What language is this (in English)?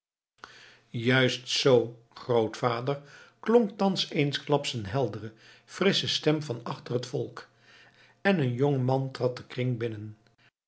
Dutch